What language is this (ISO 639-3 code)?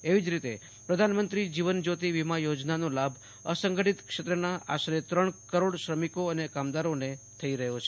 guj